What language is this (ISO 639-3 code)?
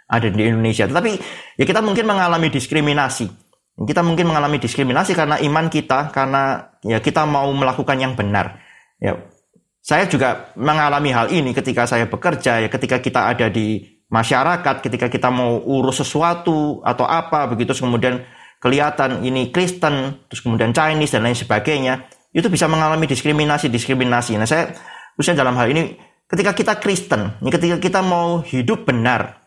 ind